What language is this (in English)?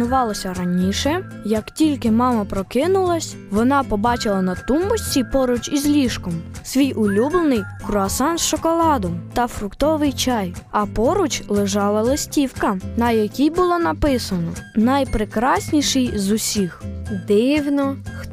Ukrainian